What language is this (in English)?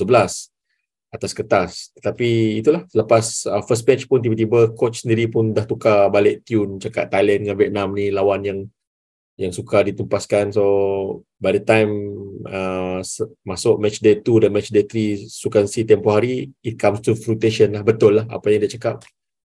Malay